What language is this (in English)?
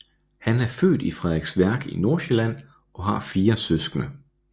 Danish